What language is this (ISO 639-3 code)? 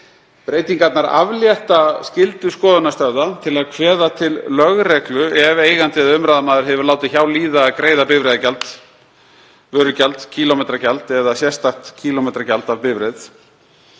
isl